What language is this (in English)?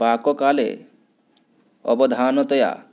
Sanskrit